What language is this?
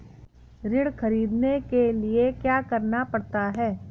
Hindi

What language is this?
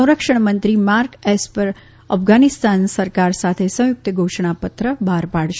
Gujarati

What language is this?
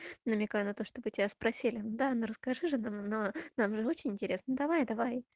Russian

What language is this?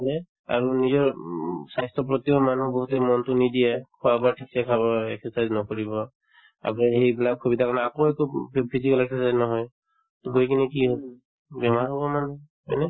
Assamese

